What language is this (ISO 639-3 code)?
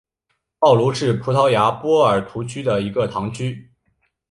zho